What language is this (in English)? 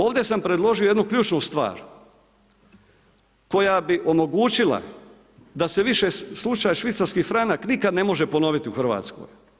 Croatian